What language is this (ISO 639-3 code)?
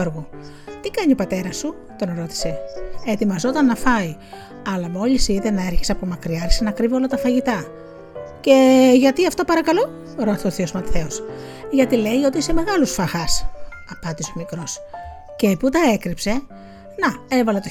ell